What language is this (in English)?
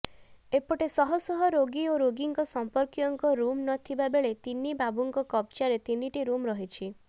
Odia